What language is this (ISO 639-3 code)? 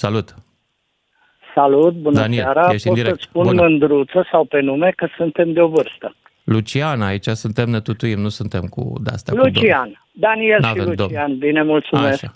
ron